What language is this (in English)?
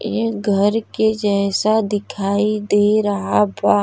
Bhojpuri